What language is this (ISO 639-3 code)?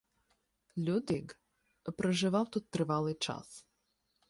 ukr